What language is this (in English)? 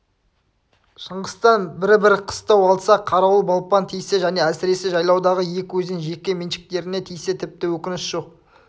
Kazakh